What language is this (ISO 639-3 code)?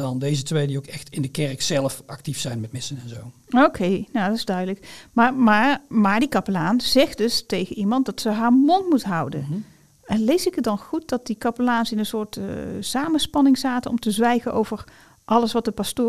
nld